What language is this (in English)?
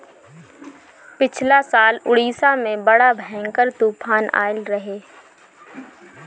Bhojpuri